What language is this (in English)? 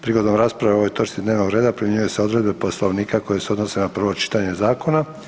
Croatian